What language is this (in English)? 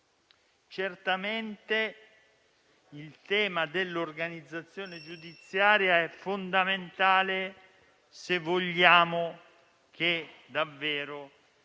Italian